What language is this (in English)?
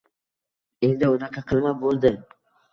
Uzbek